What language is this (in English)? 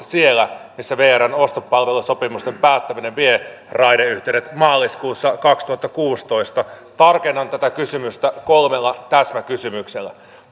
Finnish